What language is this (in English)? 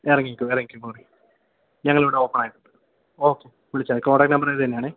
Malayalam